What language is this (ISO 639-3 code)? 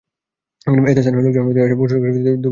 ben